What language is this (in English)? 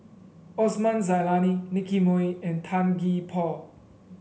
English